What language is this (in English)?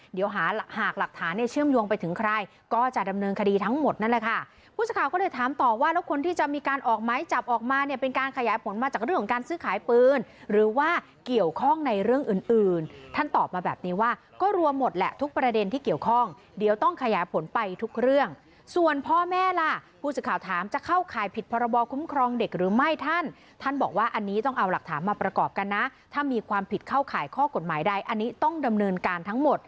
Thai